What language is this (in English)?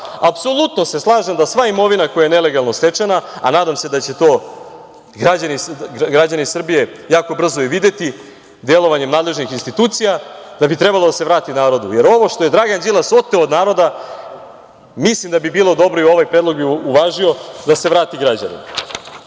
Serbian